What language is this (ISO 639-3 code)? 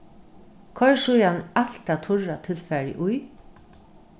fao